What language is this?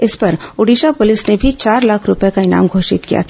Hindi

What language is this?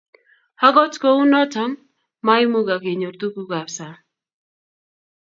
Kalenjin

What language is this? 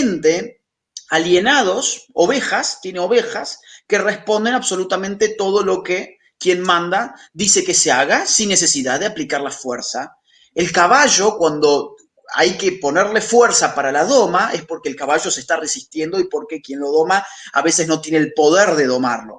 Spanish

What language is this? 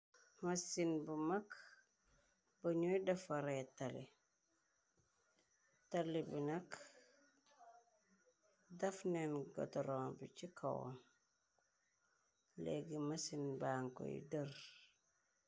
Wolof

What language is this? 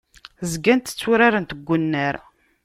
Kabyle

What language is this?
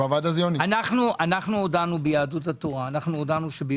Hebrew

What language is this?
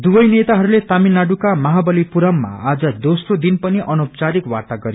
Nepali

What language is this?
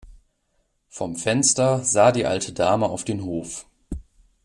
German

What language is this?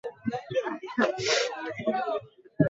Swahili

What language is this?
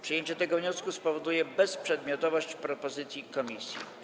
Polish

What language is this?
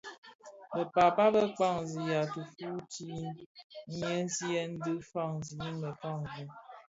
Bafia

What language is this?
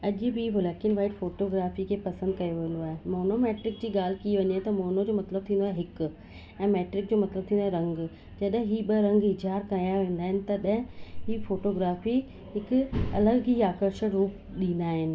Sindhi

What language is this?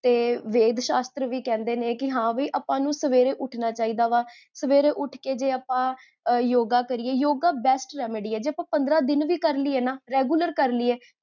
Punjabi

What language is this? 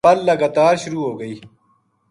Gujari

